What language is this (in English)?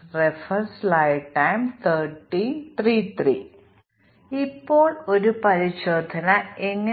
Malayalam